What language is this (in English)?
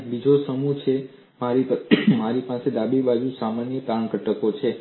Gujarati